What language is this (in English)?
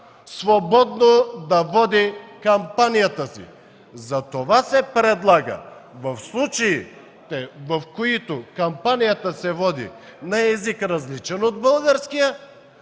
Bulgarian